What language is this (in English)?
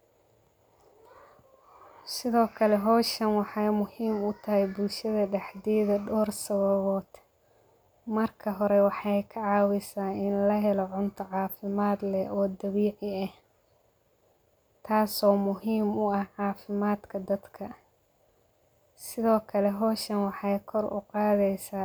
Somali